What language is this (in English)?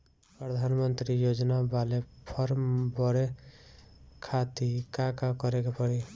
Bhojpuri